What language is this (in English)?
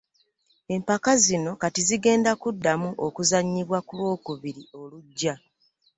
Ganda